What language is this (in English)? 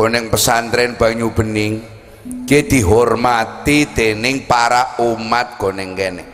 Indonesian